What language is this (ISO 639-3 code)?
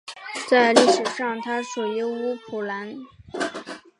zho